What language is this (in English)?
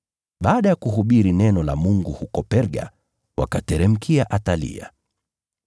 Swahili